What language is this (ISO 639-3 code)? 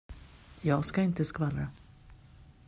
swe